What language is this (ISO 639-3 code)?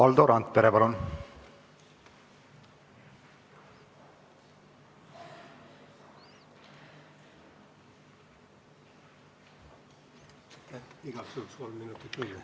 est